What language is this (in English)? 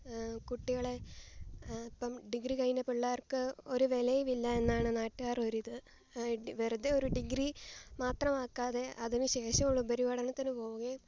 Malayalam